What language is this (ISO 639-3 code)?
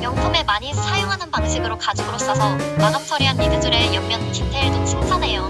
kor